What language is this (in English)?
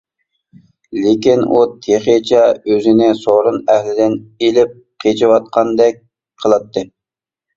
Uyghur